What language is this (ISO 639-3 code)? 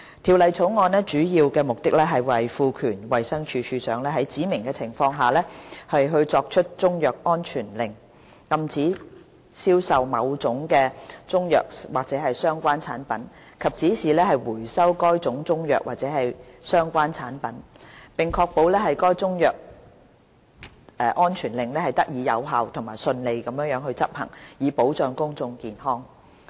yue